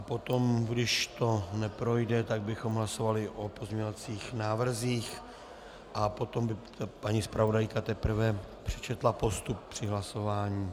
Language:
Czech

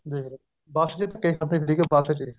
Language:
Punjabi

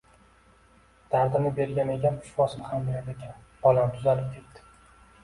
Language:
Uzbek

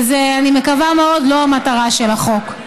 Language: Hebrew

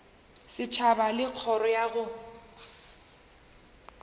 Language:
Northern Sotho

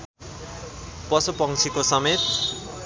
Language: Nepali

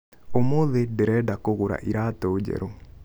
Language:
Kikuyu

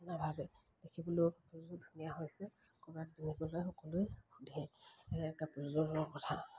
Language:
Assamese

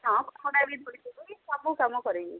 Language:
Odia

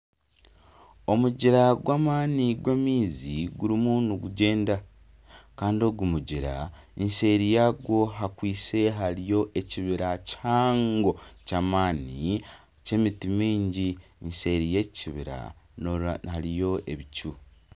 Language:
Nyankole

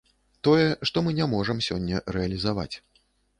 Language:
Belarusian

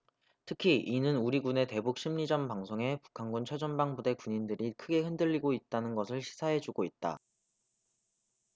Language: Korean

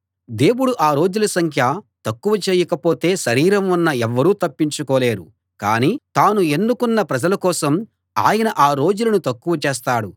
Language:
Telugu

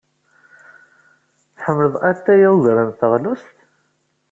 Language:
Kabyle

